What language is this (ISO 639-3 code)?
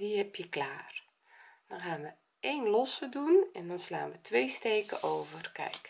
nld